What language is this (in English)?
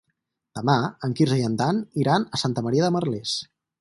Catalan